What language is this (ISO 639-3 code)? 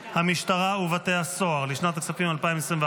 heb